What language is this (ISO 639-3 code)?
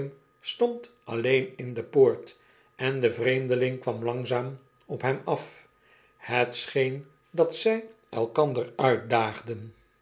nld